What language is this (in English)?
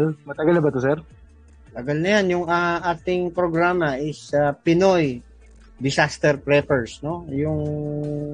Filipino